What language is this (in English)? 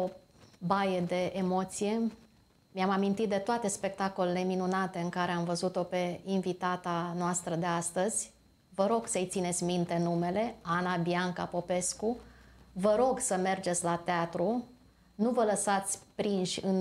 Romanian